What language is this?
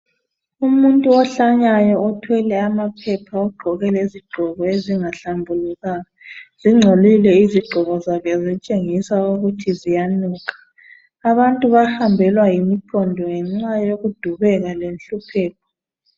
North Ndebele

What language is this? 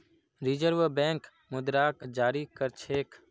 Magahi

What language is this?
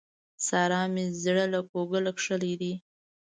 Pashto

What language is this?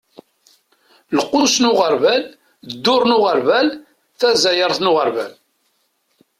Kabyle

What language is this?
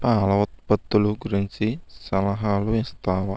Telugu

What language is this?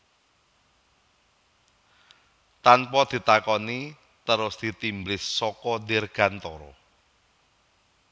Javanese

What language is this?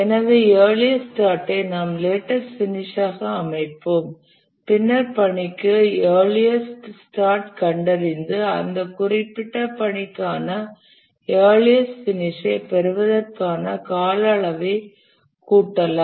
Tamil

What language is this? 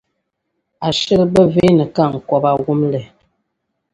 Dagbani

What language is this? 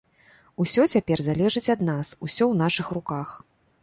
Belarusian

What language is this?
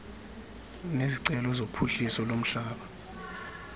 Xhosa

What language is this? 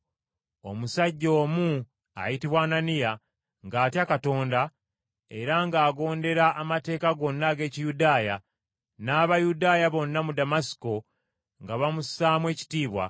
Ganda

